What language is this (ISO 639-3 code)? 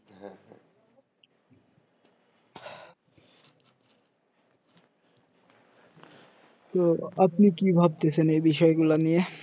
ben